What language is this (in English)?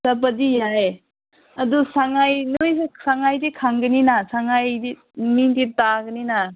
Manipuri